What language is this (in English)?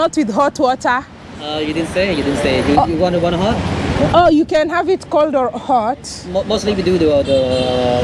English